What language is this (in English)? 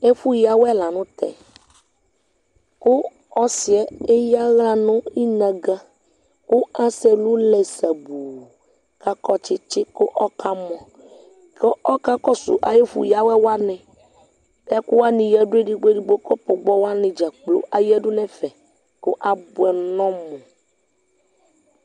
Ikposo